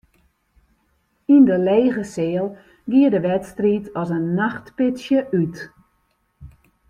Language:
Western Frisian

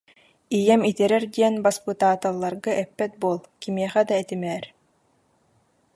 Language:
Yakut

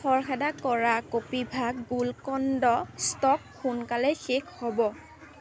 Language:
Assamese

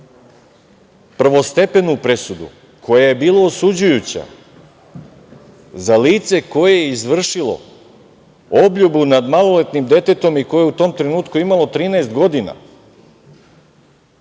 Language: Serbian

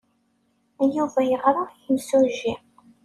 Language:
Kabyle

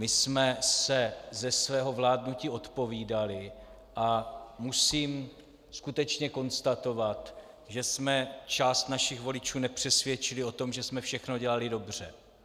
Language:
Czech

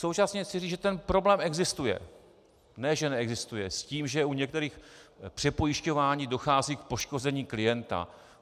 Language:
Czech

